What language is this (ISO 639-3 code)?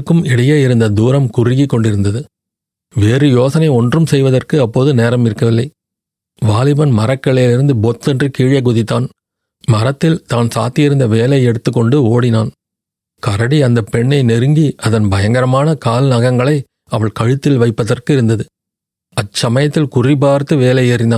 tam